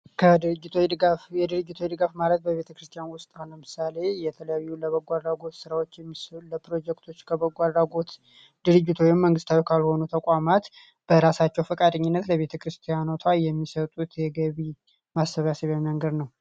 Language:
Amharic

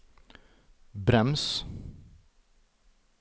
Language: Norwegian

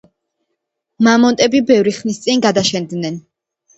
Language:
Georgian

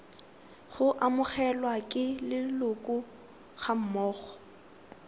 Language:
Tswana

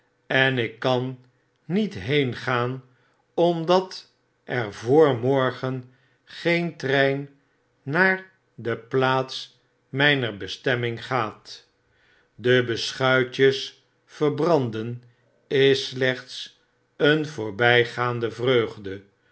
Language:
Dutch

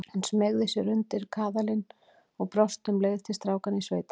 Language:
Icelandic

